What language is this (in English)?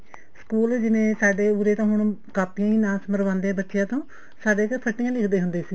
Punjabi